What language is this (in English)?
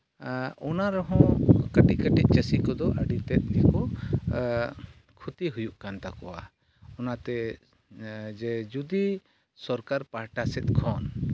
Santali